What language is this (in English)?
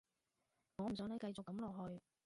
Cantonese